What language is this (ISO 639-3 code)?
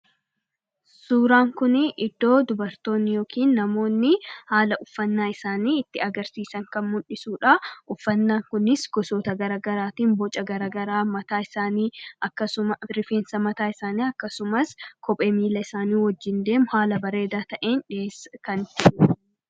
orm